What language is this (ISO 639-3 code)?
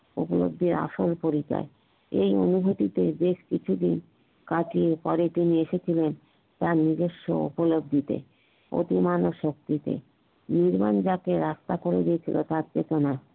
ben